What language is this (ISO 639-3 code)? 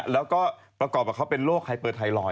tha